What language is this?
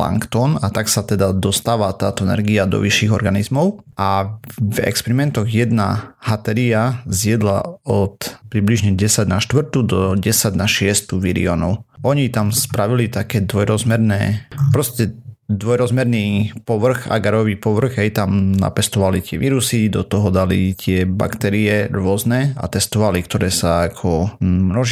Slovak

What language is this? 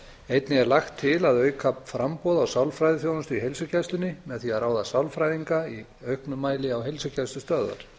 Icelandic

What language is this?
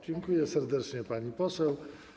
Polish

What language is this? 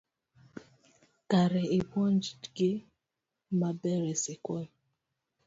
Luo (Kenya and Tanzania)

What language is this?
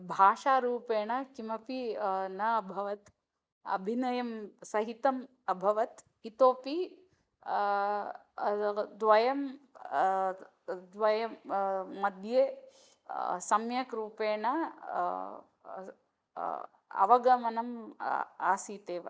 Sanskrit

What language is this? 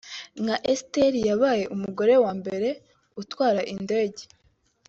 Kinyarwanda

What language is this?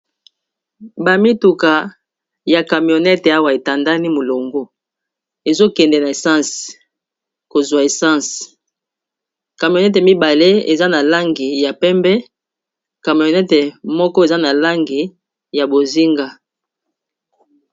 Lingala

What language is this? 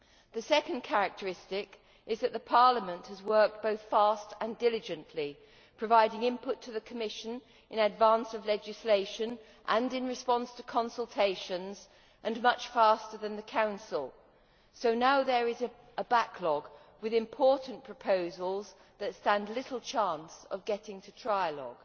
English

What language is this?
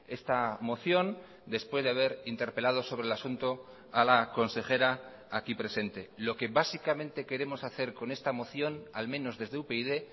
Spanish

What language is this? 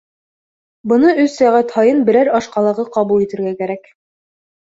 Bashkir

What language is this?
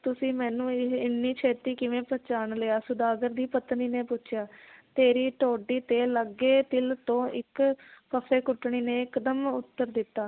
Punjabi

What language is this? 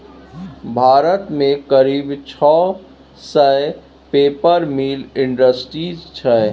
Maithili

